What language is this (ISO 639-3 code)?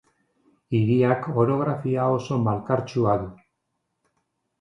eus